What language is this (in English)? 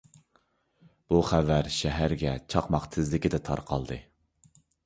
Uyghur